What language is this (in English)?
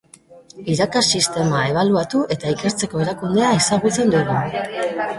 Basque